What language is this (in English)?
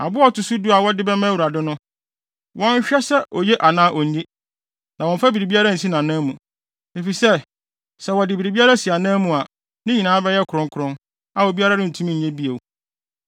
Akan